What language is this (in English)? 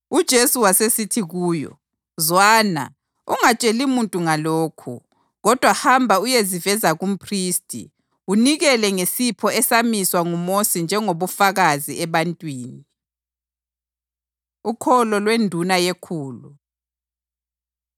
North Ndebele